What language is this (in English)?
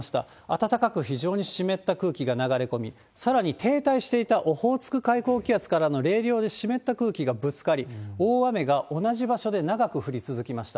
Japanese